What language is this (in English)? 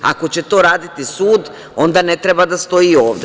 Serbian